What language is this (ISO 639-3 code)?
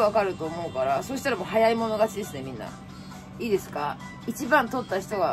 jpn